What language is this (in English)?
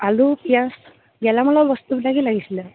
Assamese